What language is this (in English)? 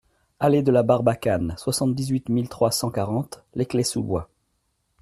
French